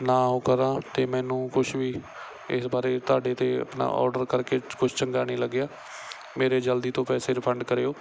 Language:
Punjabi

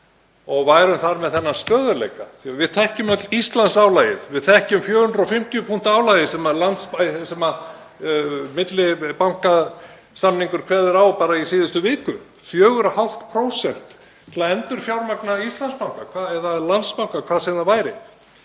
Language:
Icelandic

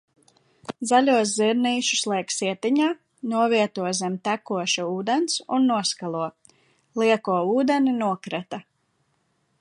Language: Latvian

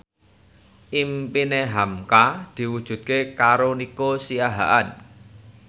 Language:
Javanese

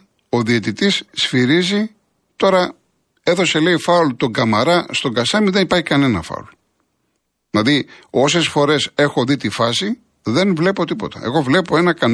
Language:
Greek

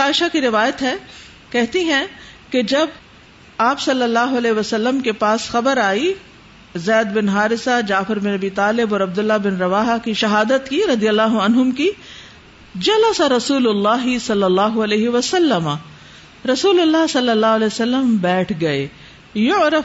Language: Urdu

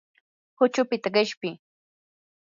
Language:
Yanahuanca Pasco Quechua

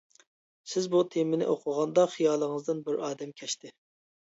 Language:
Uyghur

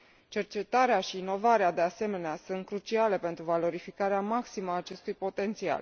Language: Romanian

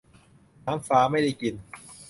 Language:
Thai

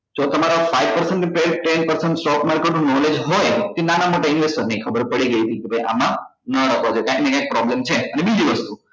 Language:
Gujarati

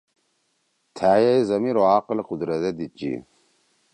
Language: Torwali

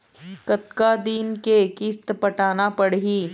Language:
Chhattisgarhi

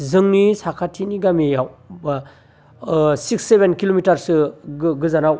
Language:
Bodo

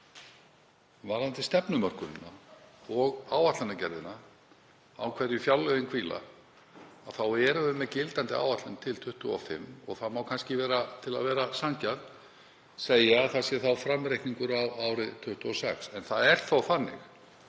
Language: Icelandic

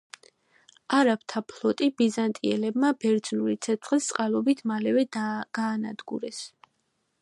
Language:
Georgian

